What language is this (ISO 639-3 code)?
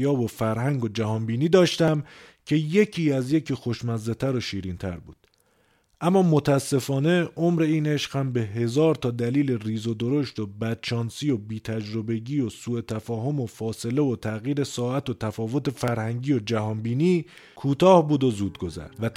fas